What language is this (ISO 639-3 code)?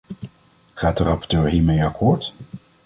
nld